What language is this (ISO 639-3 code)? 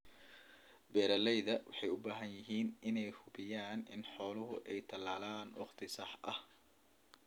som